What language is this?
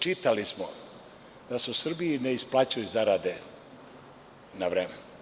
Serbian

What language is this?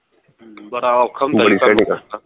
Punjabi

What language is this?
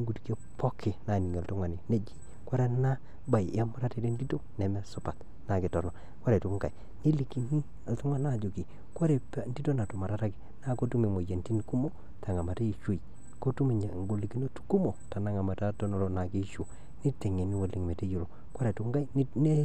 Masai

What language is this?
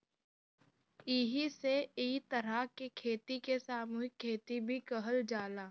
Bhojpuri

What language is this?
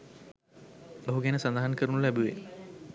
Sinhala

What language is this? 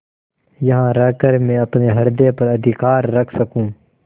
Hindi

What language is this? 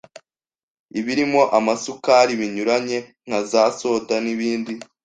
Kinyarwanda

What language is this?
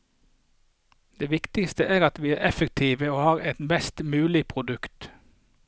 Norwegian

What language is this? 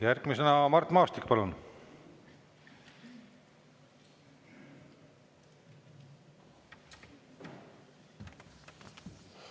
Estonian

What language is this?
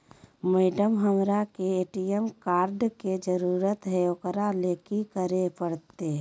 Magahi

